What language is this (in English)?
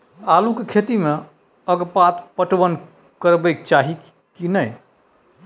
Maithili